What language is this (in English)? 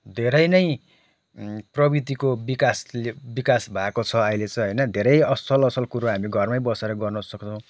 Nepali